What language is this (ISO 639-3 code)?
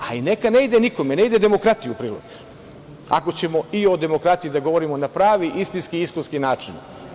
srp